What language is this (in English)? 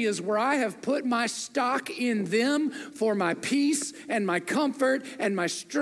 English